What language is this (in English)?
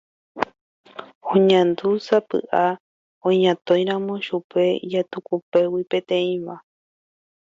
Guarani